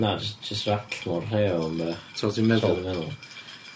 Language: Welsh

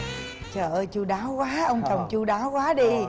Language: Vietnamese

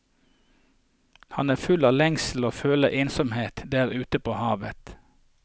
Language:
Norwegian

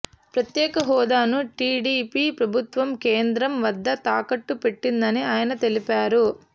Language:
Telugu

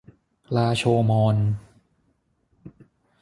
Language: Thai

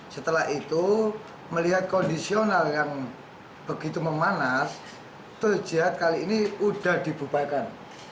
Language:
Indonesian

